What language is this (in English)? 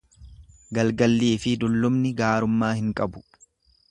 Oromo